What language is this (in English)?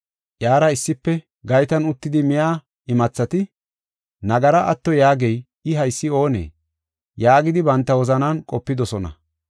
Gofa